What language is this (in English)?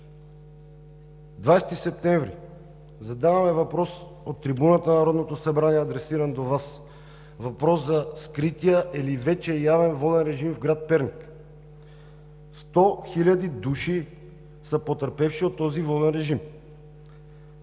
Bulgarian